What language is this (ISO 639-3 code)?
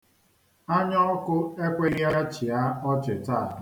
ibo